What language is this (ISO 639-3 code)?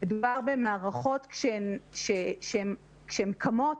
heb